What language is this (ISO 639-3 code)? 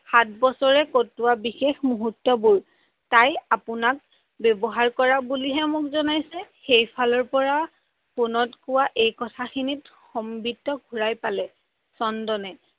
asm